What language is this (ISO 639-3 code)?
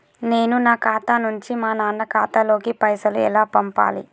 tel